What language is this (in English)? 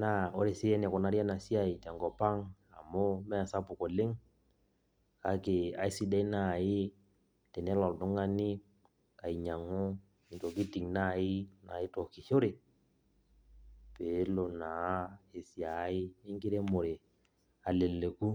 Masai